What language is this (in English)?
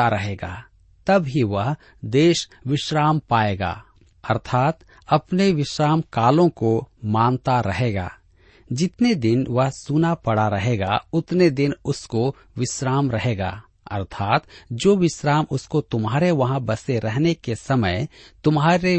Hindi